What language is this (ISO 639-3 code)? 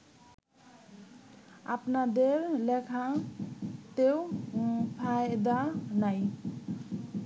ben